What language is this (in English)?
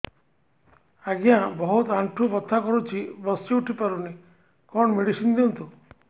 Odia